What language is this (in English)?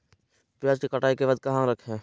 Magahi